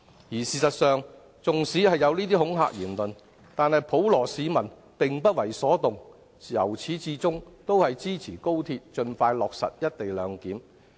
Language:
Cantonese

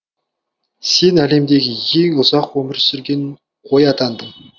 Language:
Kazakh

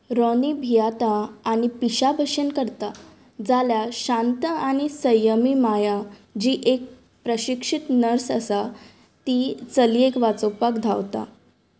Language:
Konkani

